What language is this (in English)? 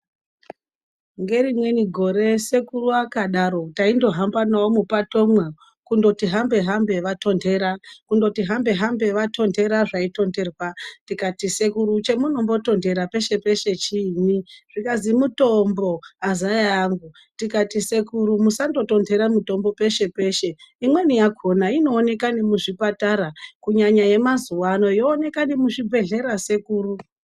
Ndau